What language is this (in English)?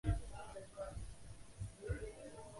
Chinese